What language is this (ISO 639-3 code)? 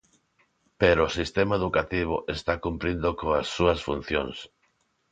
glg